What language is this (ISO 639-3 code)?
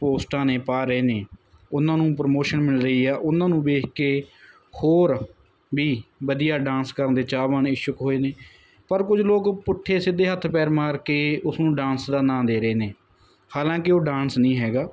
pan